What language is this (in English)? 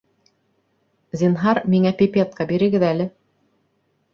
Bashkir